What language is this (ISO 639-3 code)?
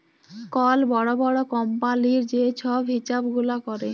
ben